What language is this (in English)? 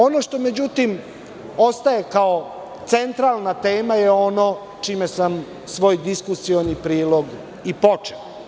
Serbian